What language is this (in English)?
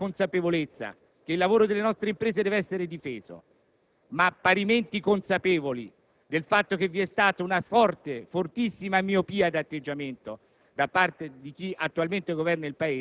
Italian